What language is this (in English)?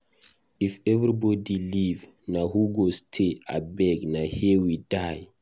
Nigerian Pidgin